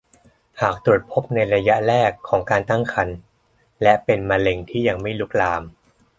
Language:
Thai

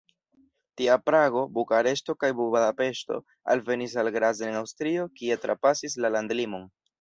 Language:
Esperanto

